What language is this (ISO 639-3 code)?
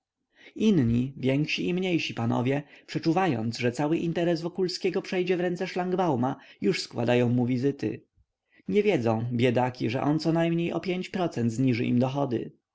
pol